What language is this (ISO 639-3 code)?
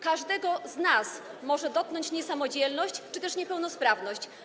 pol